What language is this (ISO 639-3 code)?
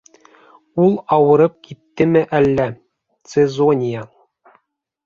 bak